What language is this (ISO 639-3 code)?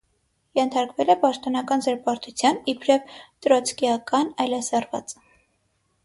hye